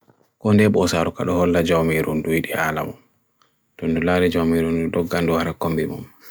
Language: Bagirmi Fulfulde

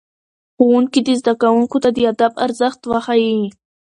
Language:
Pashto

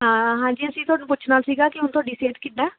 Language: Punjabi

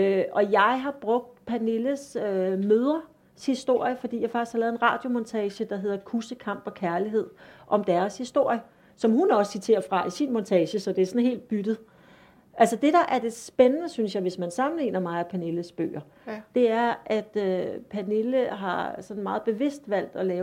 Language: Danish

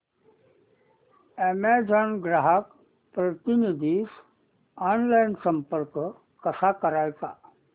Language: Marathi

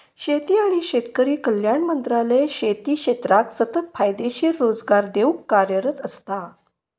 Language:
Marathi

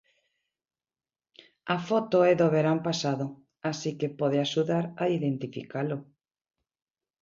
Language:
Galician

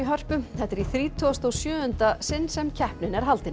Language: Icelandic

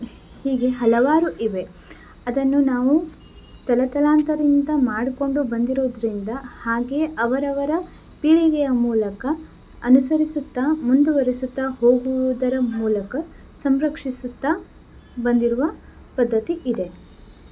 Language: Kannada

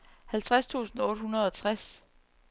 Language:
Danish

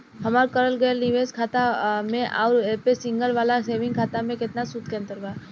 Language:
Bhojpuri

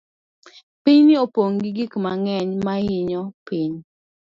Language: Luo (Kenya and Tanzania)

